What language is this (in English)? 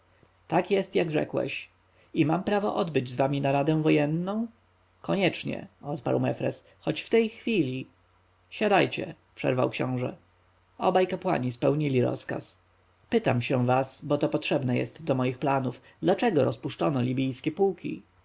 Polish